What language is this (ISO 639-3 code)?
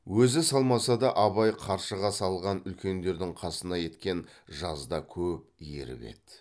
kaz